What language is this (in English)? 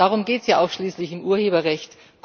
German